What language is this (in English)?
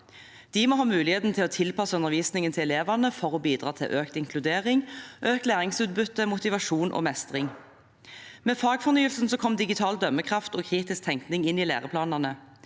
Norwegian